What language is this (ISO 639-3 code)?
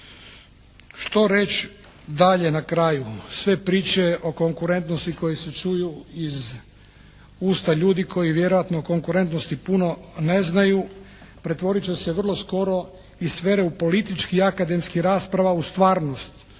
hrv